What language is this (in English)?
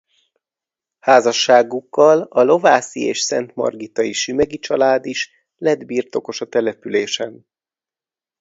Hungarian